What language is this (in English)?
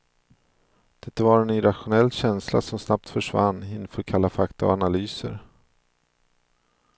Swedish